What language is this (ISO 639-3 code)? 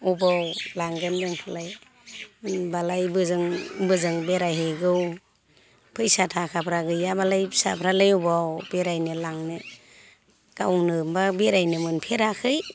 brx